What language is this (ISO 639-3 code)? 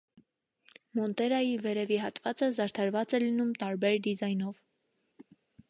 hye